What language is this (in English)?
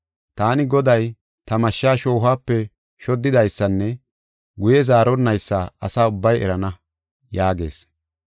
Gofa